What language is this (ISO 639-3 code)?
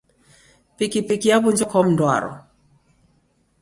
dav